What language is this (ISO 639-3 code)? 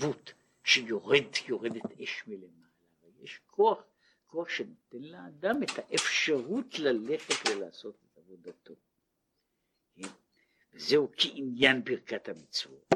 heb